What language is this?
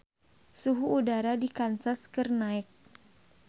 Sundanese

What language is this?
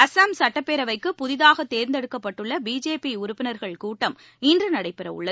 Tamil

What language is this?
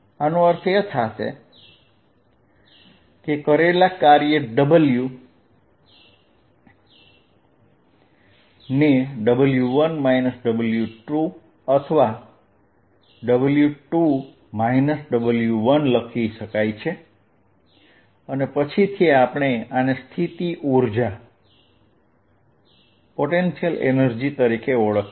Gujarati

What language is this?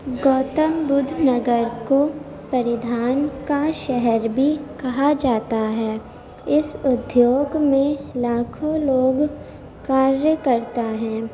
Urdu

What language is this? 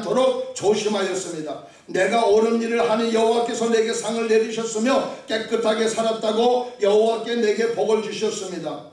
Korean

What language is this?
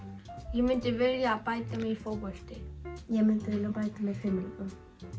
Icelandic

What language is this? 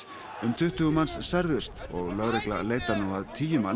Icelandic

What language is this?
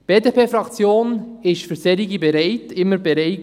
Swiss German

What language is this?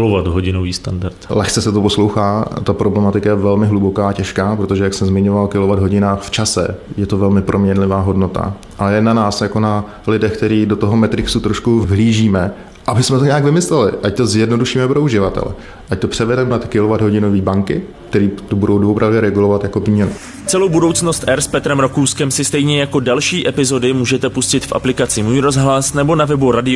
Czech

